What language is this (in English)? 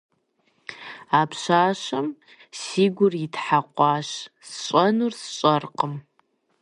Kabardian